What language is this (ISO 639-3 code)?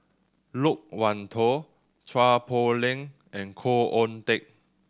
eng